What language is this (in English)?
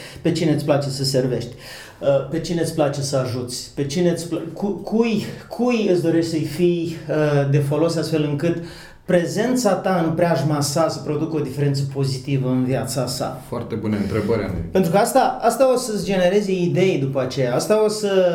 Romanian